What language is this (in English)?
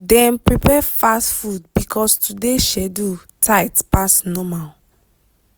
Nigerian Pidgin